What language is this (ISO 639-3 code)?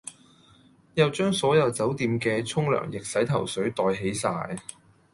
yue